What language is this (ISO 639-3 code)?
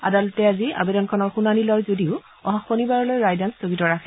asm